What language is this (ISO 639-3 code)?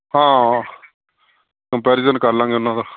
pan